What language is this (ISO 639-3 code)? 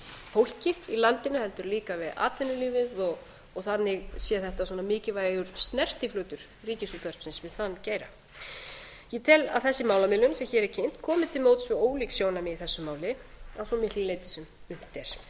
isl